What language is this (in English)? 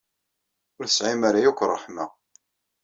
Kabyle